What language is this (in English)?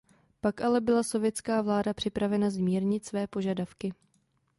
Czech